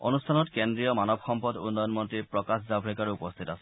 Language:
Assamese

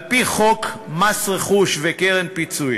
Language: Hebrew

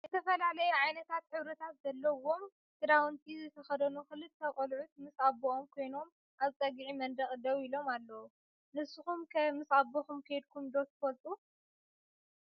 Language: Tigrinya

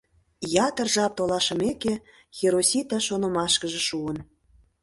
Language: Mari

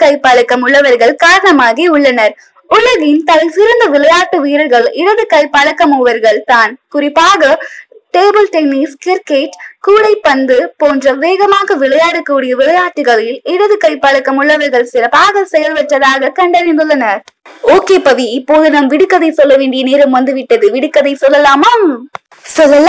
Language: Tamil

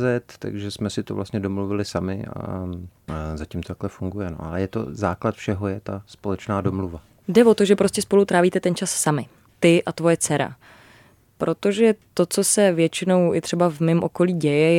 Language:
Czech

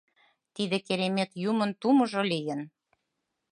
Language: Mari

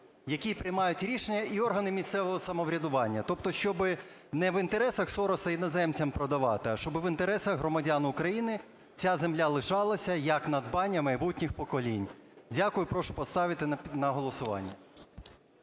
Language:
Ukrainian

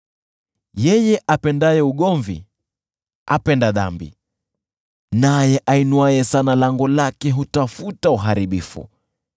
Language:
Swahili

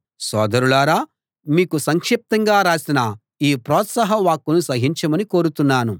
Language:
Telugu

